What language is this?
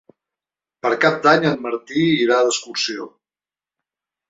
Catalan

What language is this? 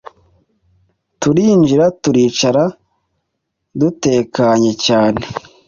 Kinyarwanda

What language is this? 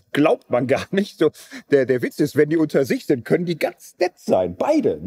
German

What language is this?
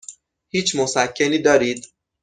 Persian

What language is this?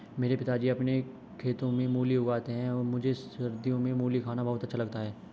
Hindi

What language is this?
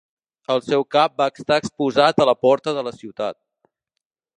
Catalan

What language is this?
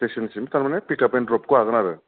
Bodo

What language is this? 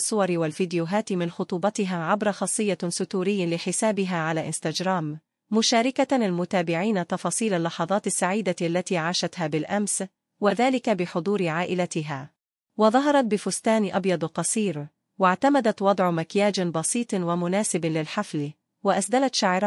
Arabic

